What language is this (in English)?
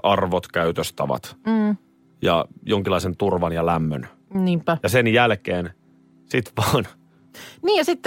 Finnish